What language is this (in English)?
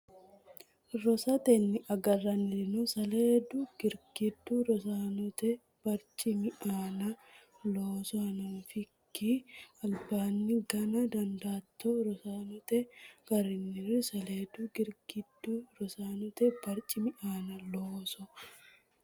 Sidamo